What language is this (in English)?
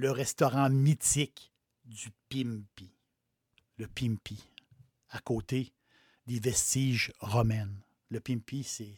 French